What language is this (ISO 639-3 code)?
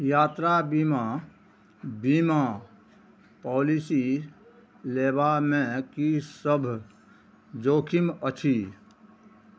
mai